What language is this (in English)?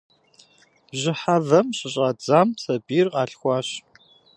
Kabardian